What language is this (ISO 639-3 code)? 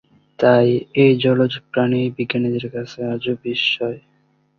ben